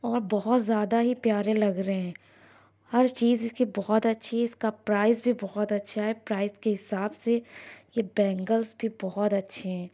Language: Urdu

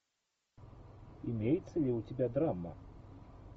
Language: Russian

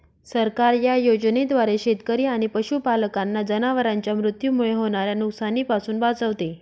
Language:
Marathi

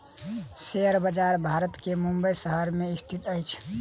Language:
Maithili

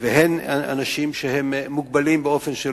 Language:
Hebrew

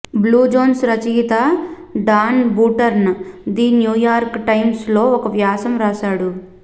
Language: Telugu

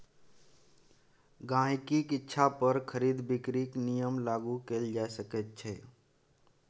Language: Maithili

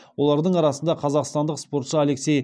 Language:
Kazakh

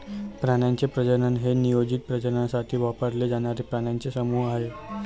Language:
Marathi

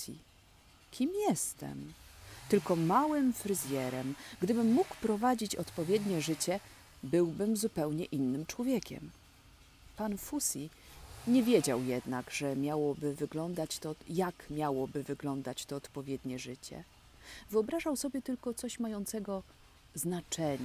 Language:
Polish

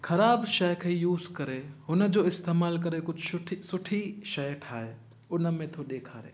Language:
Sindhi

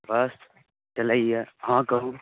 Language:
Maithili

